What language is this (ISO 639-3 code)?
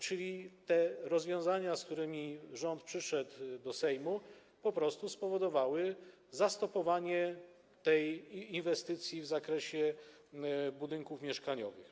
pol